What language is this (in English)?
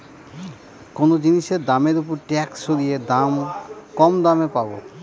Bangla